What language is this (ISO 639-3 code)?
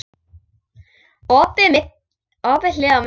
isl